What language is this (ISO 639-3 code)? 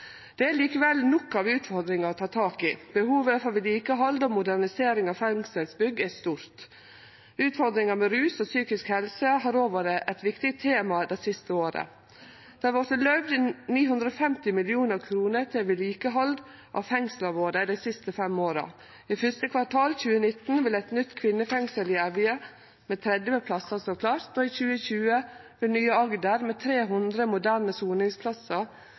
nno